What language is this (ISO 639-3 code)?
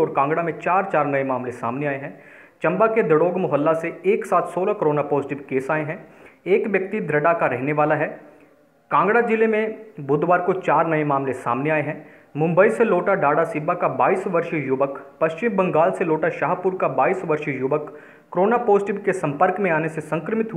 hin